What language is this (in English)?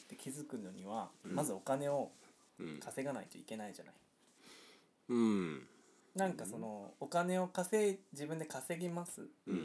Japanese